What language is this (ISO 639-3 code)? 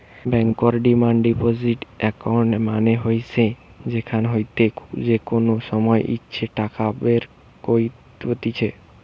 ben